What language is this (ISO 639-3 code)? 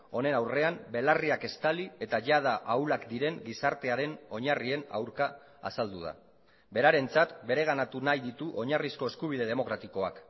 eus